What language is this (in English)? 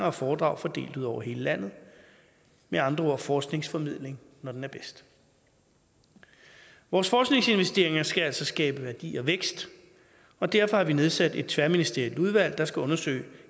Danish